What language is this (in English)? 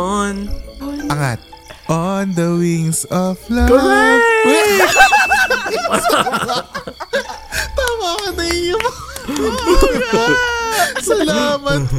Filipino